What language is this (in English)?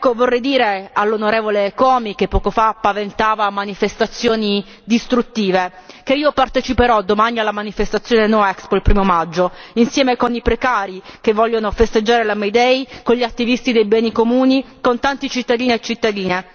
Italian